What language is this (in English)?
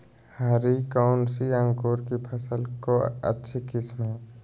Magahi